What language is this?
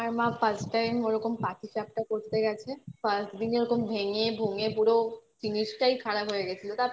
Bangla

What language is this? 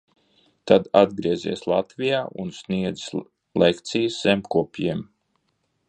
Latvian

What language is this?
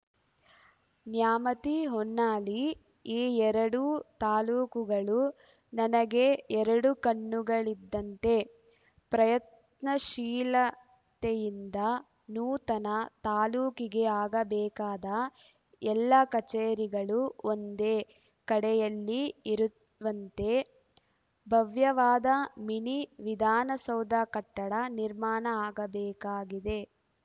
Kannada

